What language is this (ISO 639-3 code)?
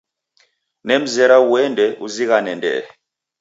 dav